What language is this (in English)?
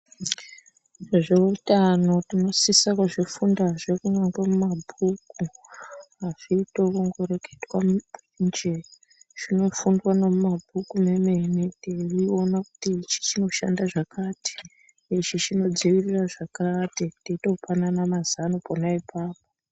Ndau